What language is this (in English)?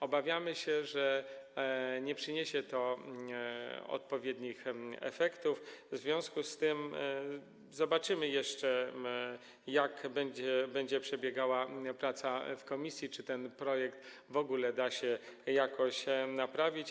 Polish